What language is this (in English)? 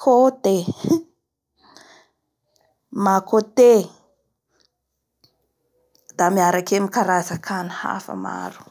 Bara Malagasy